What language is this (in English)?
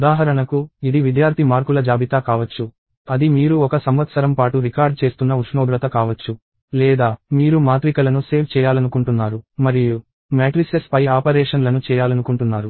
Telugu